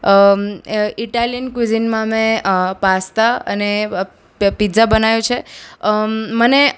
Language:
Gujarati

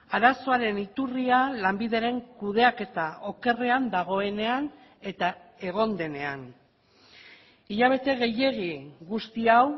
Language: Basque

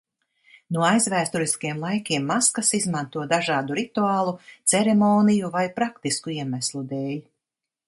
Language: Latvian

